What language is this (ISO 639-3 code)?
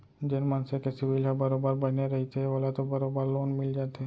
hne